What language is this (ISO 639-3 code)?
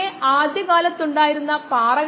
mal